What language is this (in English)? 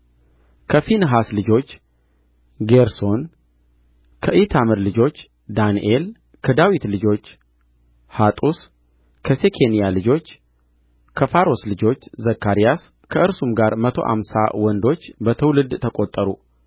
Amharic